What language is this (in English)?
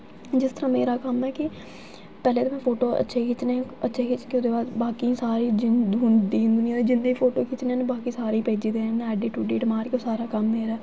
Dogri